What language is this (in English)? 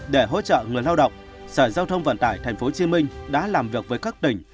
Vietnamese